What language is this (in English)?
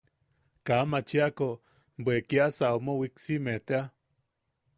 Yaqui